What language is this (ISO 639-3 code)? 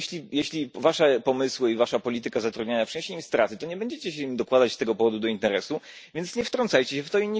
pol